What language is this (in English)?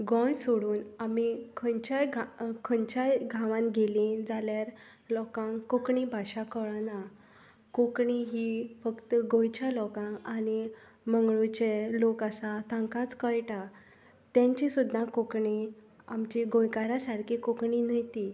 Konkani